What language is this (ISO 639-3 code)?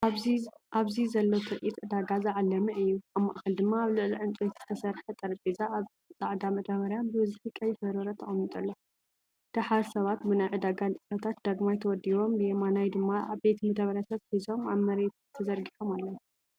tir